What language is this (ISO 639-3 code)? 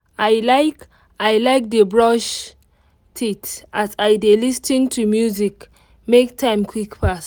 pcm